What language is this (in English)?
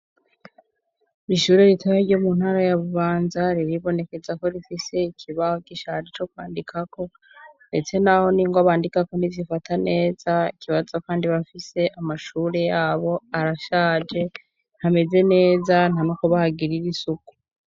Rundi